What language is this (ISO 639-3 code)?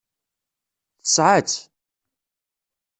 kab